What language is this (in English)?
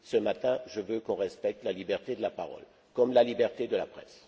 French